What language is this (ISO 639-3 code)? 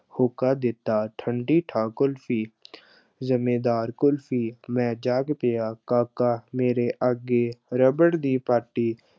pan